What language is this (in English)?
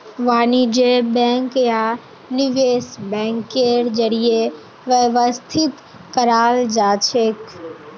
Magahi